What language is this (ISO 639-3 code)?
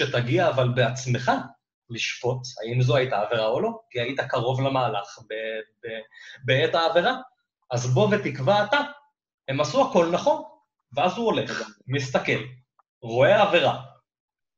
heb